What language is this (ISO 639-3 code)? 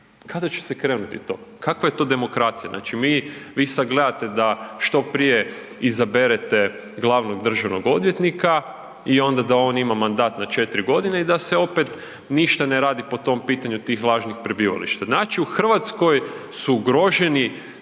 hrv